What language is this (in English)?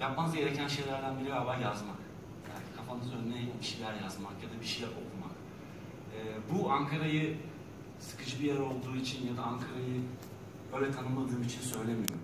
Turkish